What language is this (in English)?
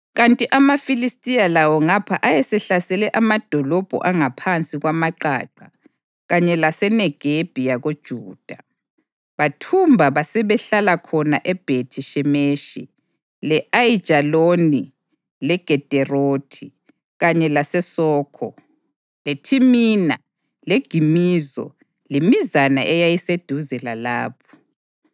North Ndebele